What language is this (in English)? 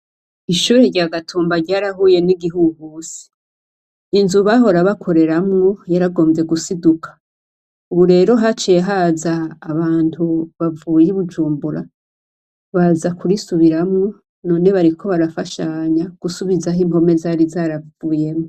Rundi